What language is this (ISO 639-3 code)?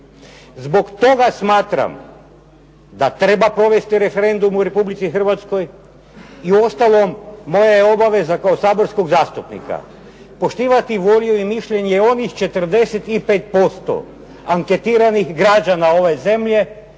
hrv